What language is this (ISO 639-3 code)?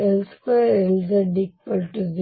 kan